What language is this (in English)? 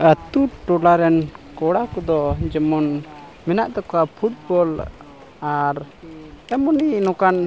Santali